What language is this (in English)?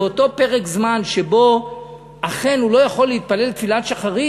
Hebrew